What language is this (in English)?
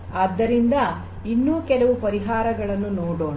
Kannada